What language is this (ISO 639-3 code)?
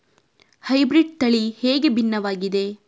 kan